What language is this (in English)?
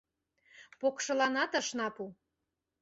Mari